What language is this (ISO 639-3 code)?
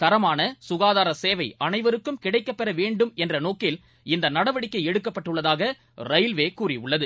tam